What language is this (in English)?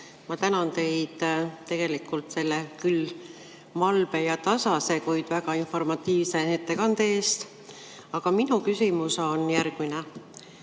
Estonian